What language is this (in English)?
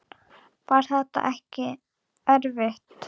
Icelandic